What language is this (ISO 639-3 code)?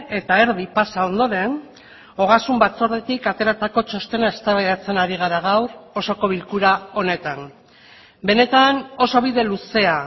eus